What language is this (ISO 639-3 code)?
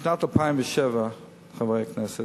heb